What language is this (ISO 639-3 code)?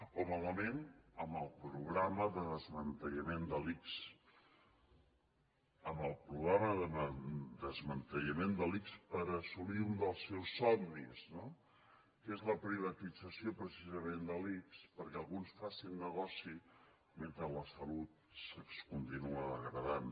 cat